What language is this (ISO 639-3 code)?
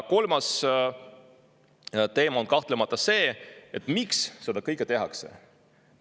est